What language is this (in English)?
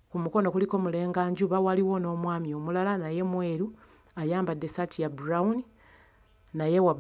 Ganda